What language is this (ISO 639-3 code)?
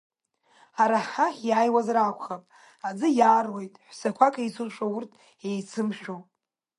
abk